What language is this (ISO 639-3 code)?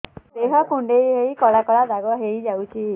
ori